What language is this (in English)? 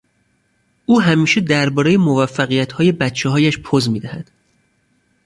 Persian